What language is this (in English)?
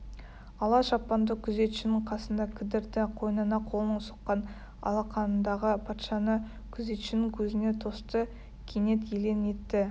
Kazakh